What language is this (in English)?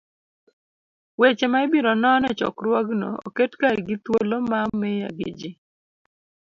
Luo (Kenya and Tanzania)